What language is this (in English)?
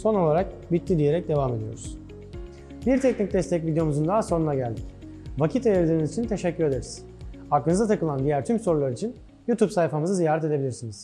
Turkish